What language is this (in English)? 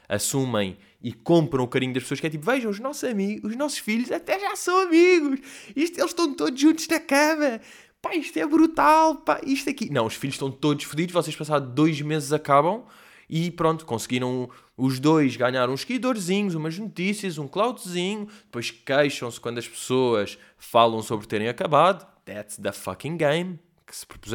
Portuguese